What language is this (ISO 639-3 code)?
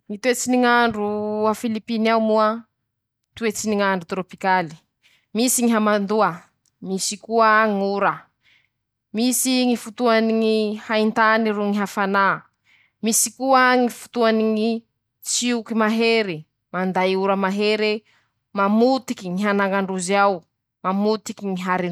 msh